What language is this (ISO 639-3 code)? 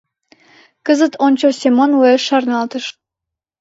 chm